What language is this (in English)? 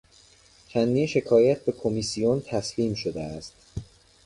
Persian